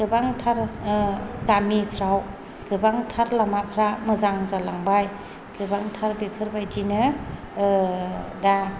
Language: Bodo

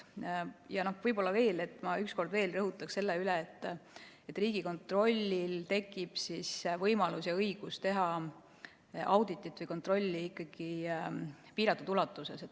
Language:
Estonian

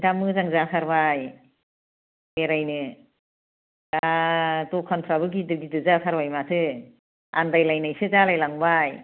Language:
Bodo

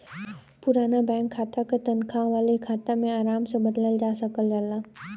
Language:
Bhojpuri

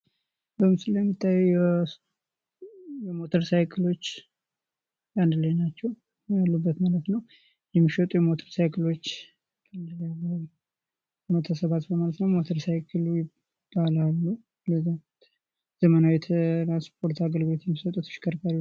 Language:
Amharic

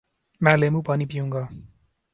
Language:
Urdu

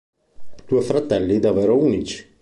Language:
Italian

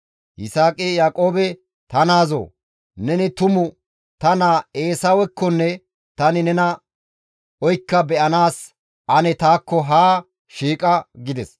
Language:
Gamo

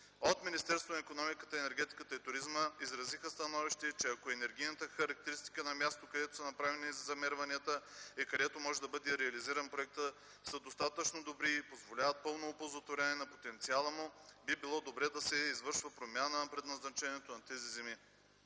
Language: Bulgarian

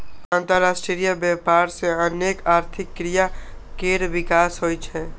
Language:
Maithili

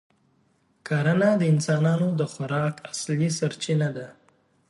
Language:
Pashto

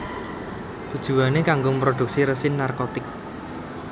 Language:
Javanese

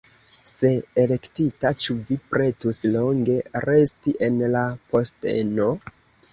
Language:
Esperanto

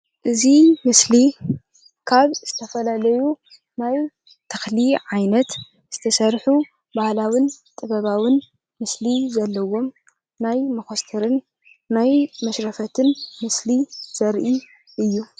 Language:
Tigrinya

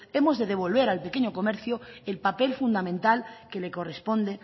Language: Spanish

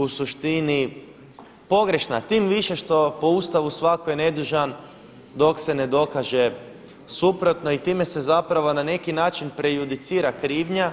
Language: Croatian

